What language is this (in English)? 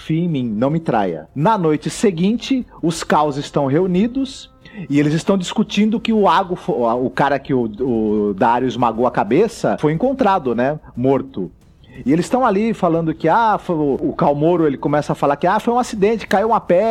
Portuguese